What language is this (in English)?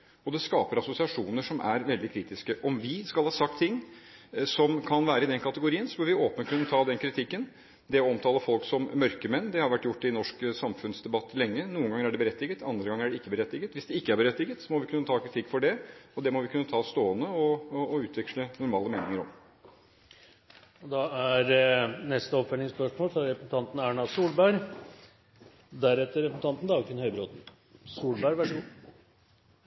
Norwegian